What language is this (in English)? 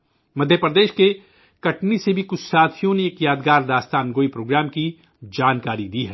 Urdu